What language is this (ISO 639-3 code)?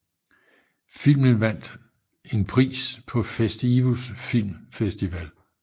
dan